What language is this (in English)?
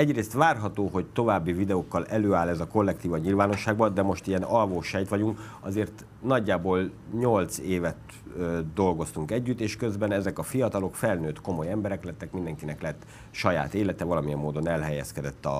Hungarian